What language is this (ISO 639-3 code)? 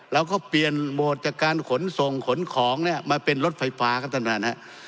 tha